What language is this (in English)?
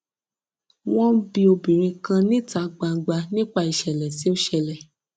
Yoruba